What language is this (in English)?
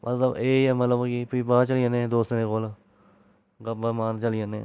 Dogri